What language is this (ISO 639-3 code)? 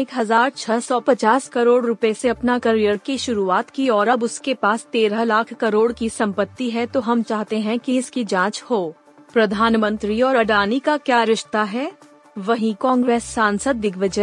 hin